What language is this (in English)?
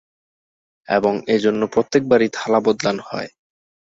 Bangla